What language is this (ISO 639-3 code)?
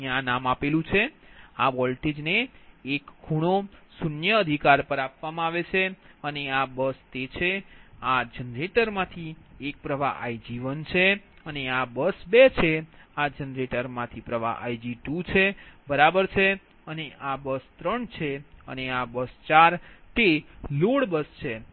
guj